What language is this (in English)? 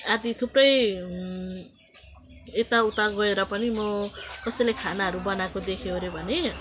Nepali